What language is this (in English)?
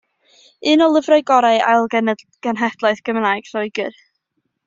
Welsh